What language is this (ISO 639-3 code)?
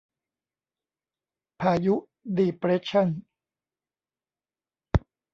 tha